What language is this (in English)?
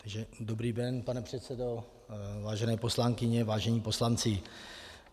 Czech